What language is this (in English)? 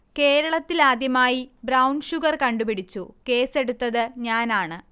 Malayalam